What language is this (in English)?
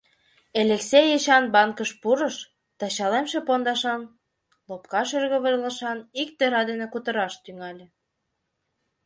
Mari